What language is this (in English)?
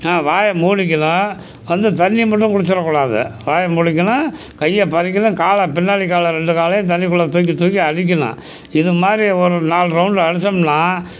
Tamil